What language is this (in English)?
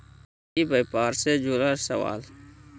Magahi